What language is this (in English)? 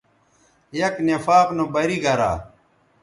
Bateri